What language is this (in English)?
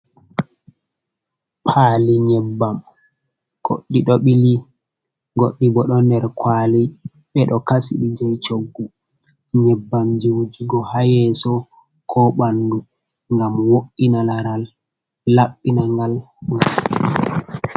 Fula